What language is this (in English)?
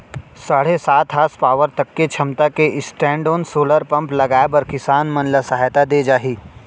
Chhattisgarhi